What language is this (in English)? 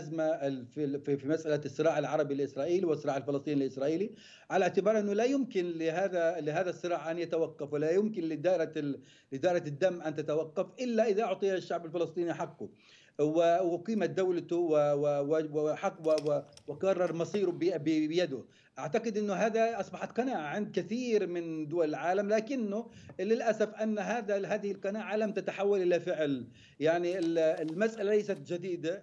Arabic